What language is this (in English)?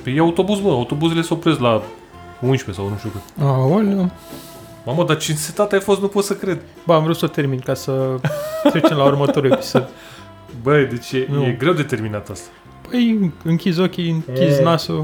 Romanian